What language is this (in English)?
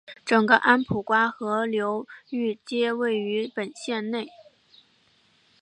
Chinese